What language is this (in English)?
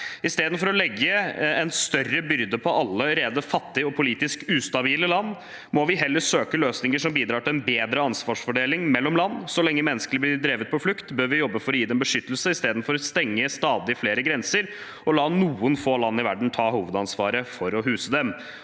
Norwegian